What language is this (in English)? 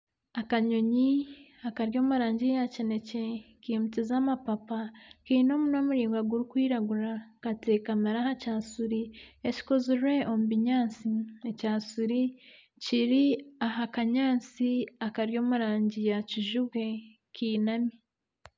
Nyankole